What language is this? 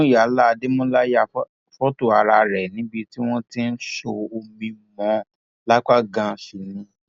Yoruba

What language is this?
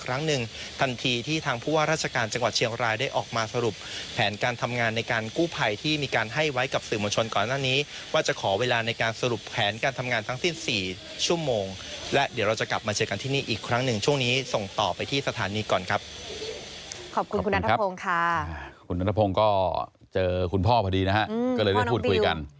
Thai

